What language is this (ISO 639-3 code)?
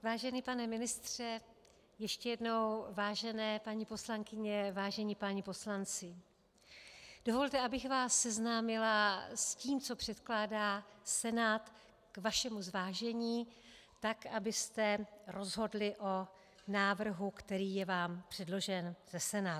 ces